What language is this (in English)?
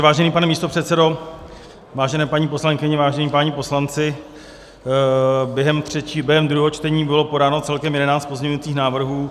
Czech